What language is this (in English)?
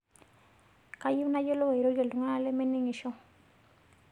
Masai